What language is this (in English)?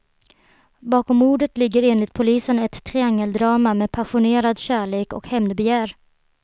Swedish